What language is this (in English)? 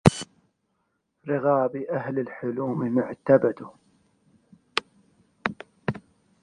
Arabic